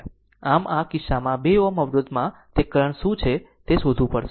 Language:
Gujarati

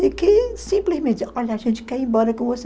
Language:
Portuguese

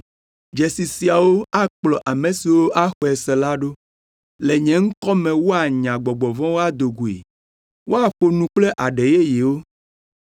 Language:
Ewe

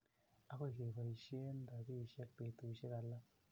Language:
Kalenjin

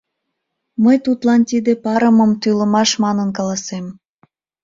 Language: Mari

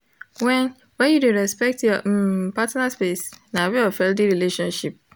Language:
Nigerian Pidgin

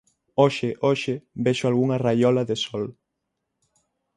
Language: Galician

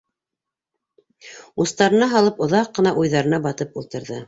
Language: Bashkir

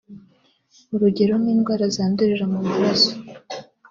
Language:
Kinyarwanda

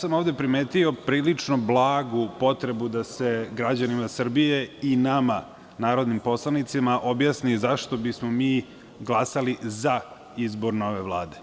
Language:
Serbian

